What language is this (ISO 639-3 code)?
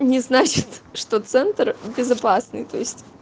rus